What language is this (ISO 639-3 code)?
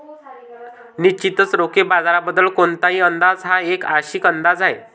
mar